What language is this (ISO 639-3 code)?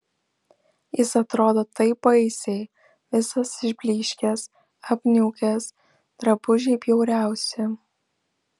lit